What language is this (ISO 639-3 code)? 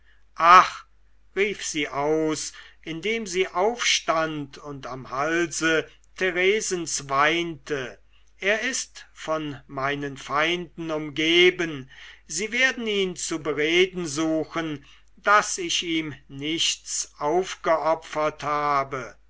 deu